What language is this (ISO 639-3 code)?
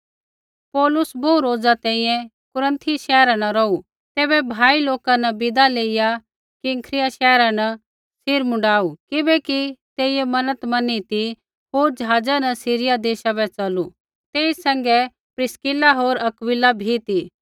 kfx